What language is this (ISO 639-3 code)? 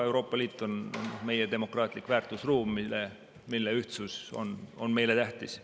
est